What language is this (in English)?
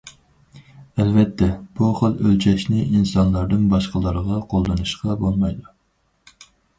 Uyghur